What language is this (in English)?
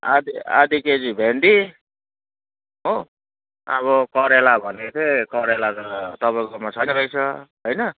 Nepali